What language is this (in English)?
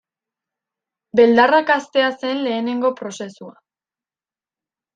Basque